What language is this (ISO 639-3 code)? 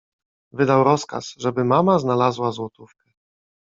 pol